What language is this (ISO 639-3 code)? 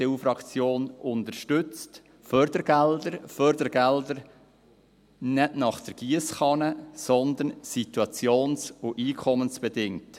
gsw